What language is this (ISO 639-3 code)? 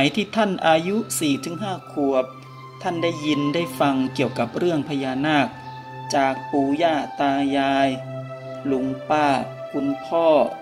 tha